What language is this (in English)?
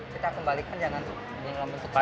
Indonesian